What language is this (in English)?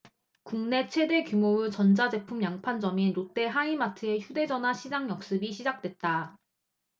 Korean